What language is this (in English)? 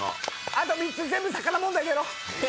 Japanese